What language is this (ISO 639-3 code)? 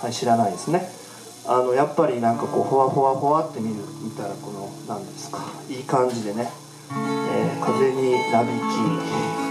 jpn